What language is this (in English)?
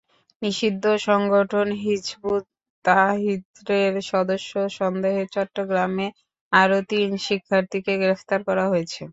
Bangla